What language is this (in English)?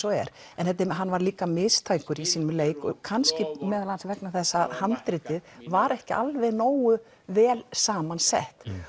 Icelandic